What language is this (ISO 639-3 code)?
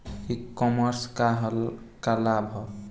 bho